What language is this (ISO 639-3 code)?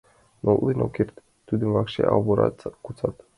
chm